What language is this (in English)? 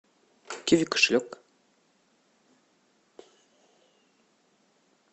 Russian